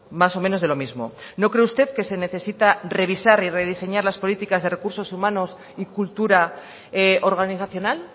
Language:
Spanish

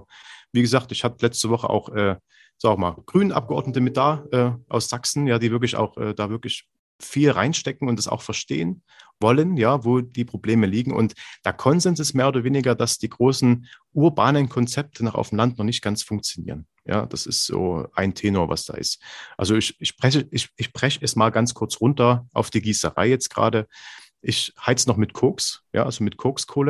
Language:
German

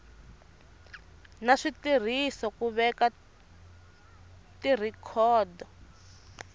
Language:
Tsonga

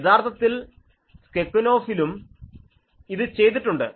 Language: Malayalam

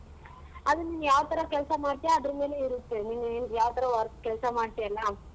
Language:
Kannada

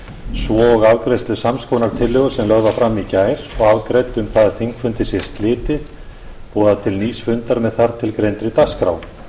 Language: Icelandic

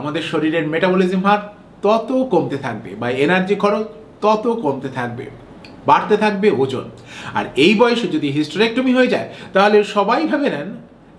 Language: Bangla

